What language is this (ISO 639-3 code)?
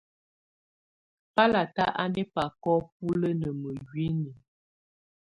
tvu